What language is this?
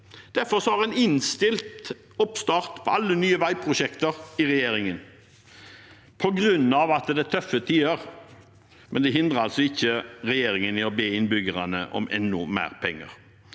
Norwegian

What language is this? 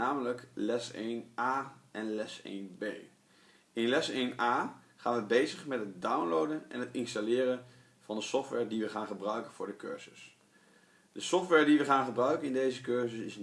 Dutch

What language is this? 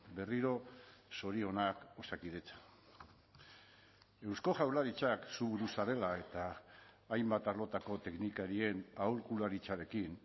Basque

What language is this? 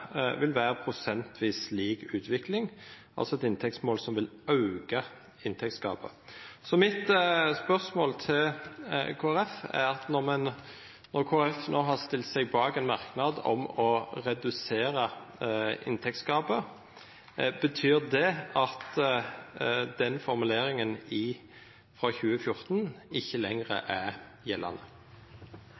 Norwegian Nynorsk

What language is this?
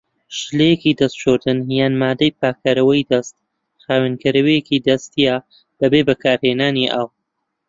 Central Kurdish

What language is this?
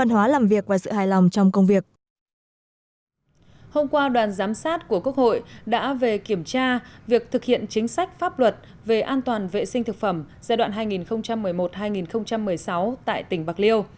Vietnamese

